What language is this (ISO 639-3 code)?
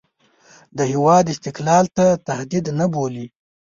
pus